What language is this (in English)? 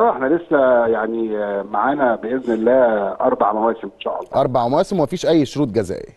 Arabic